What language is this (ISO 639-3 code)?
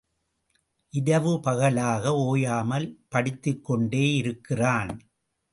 tam